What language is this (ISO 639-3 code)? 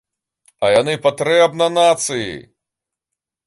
bel